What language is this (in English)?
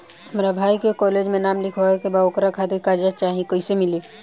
Bhojpuri